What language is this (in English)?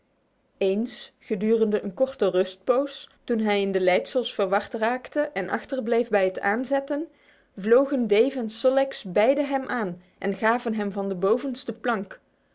Dutch